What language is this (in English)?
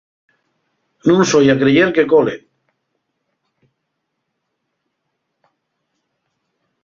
Asturian